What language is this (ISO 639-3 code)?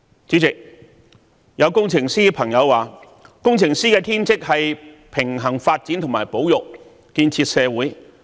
yue